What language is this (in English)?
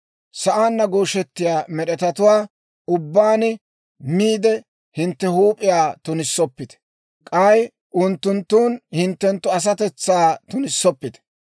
Dawro